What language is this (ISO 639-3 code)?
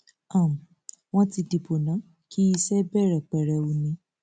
yor